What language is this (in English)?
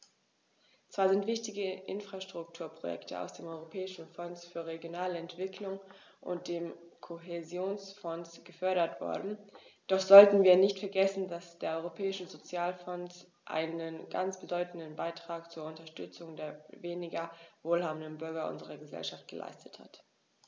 German